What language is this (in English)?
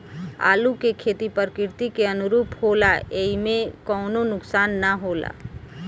Bhojpuri